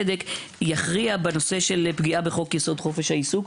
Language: Hebrew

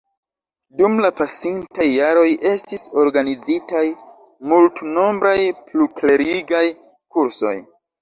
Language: Esperanto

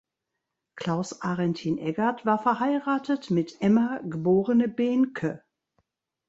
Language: German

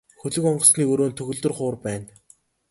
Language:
Mongolian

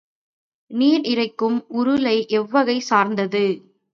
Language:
Tamil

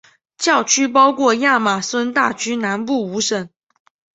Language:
Chinese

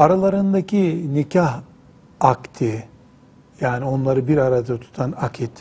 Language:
Turkish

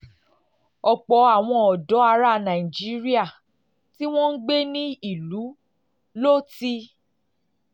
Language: Yoruba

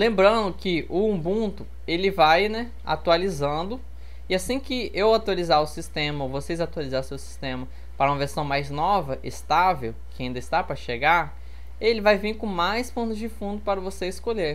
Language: Portuguese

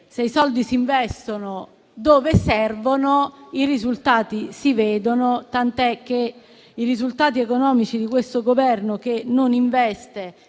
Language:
Italian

